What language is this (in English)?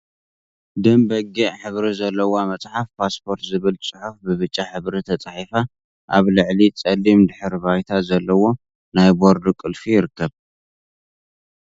Tigrinya